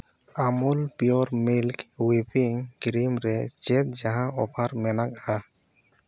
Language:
Santali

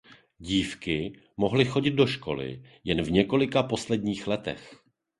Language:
Czech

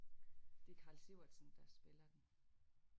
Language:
Danish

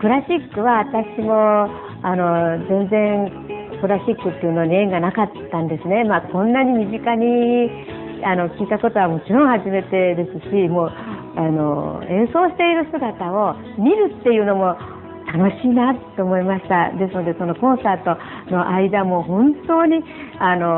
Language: Japanese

